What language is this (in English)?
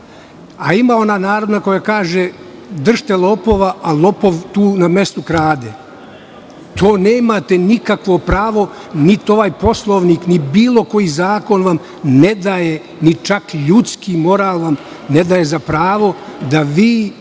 Serbian